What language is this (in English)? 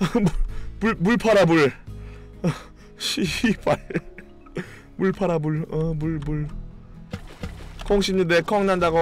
Korean